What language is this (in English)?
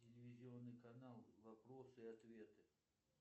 Russian